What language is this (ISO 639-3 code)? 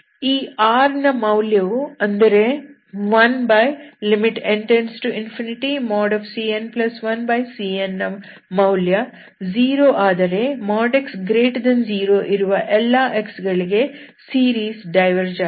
kan